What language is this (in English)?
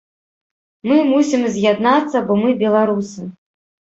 Belarusian